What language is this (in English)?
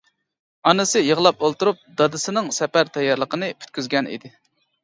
Uyghur